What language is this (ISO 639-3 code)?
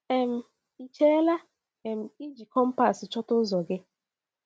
ibo